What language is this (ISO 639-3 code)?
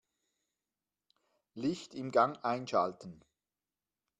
deu